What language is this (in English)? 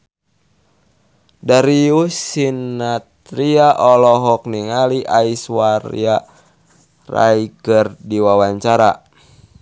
Sundanese